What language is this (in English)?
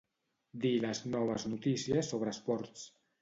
Catalan